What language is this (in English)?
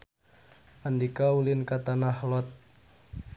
Sundanese